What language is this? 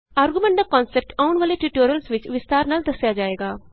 Punjabi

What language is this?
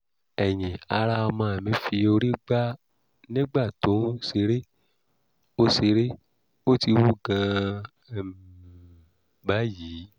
Yoruba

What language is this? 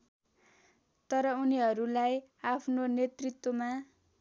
Nepali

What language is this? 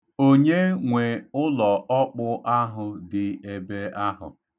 Igbo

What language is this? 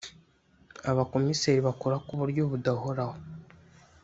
Kinyarwanda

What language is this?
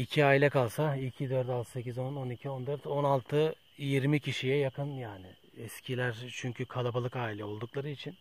Turkish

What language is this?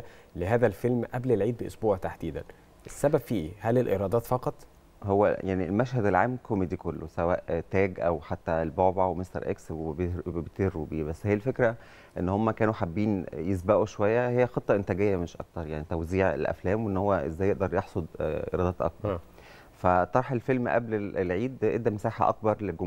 Arabic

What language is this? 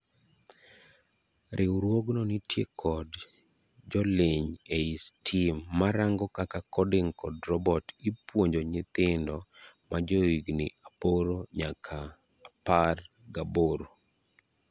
Luo (Kenya and Tanzania)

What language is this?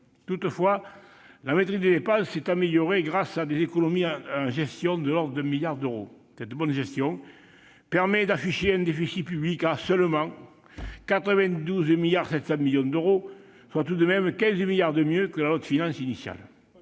French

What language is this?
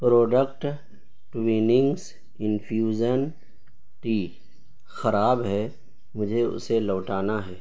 Urdu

